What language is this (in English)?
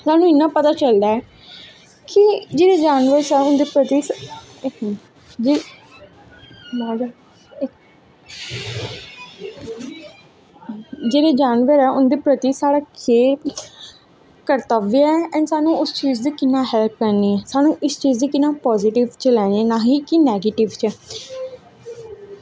Dogri